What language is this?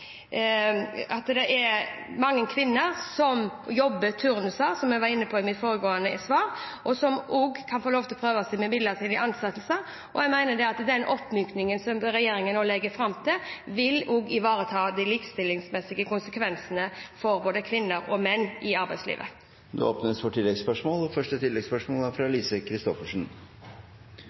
Norwegian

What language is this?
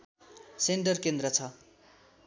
Nepali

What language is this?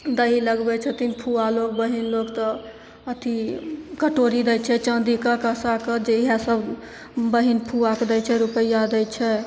Maithili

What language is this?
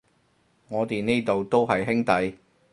Cantonese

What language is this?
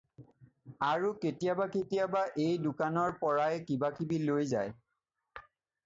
Assamese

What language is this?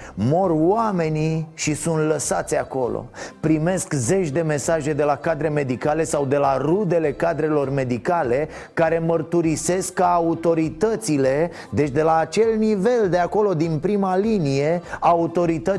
Romanian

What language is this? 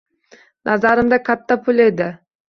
Uzbek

